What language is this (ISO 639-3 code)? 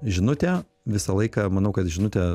lit